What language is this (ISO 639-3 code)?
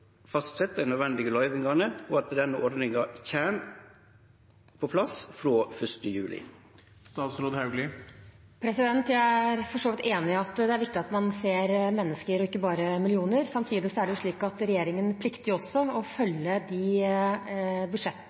nor